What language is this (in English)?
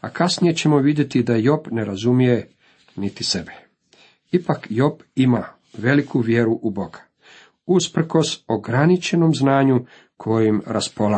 Croatian